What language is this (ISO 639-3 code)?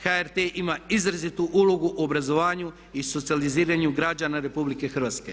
hrv